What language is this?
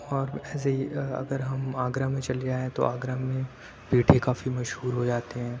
Urdu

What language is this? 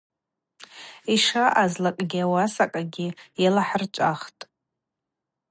Abaza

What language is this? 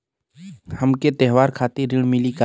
Bhojpuri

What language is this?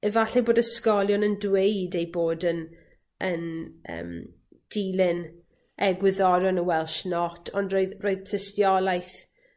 Welsh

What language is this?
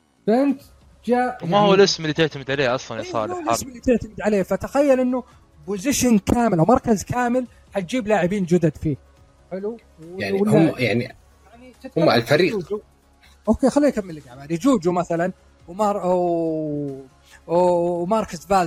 Arabic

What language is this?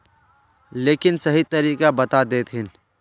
Magahi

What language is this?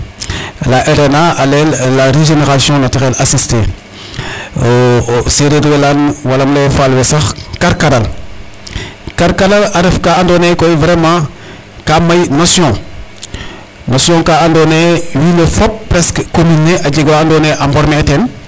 Serer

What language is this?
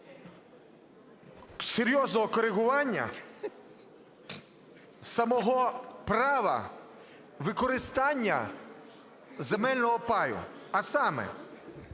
Ukrainian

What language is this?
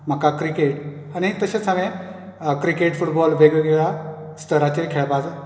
Konkani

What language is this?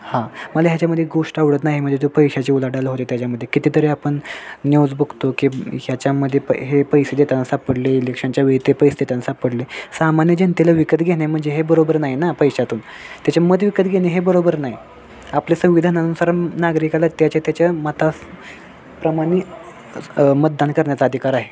Marathi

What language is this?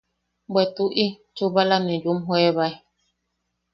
Yaqui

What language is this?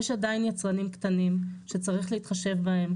Hebrew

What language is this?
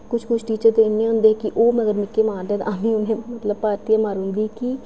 Dogri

